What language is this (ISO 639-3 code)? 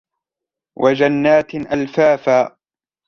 ara